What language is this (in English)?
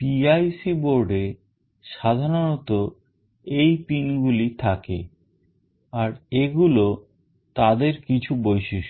Bangla